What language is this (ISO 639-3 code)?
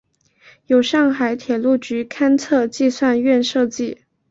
zho